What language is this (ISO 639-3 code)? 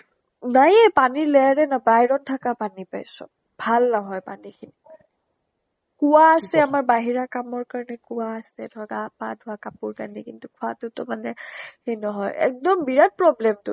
asm